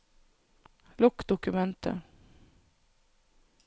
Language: Norwegian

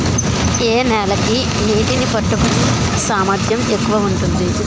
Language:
Telugu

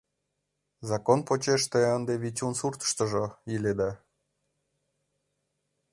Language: Mari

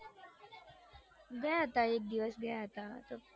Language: Gujarati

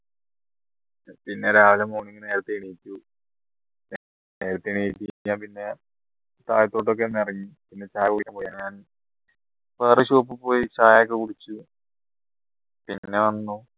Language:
Malayalam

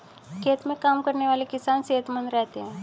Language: Hindi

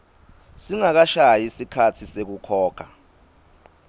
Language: Swati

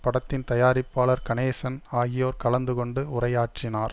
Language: Tamil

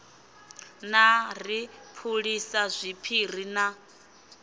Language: Venda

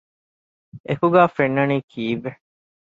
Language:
Divehi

